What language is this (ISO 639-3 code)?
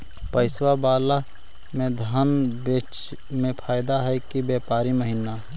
mag